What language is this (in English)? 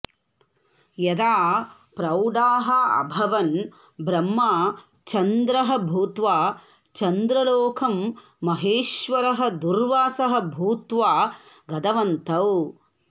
Sanskrit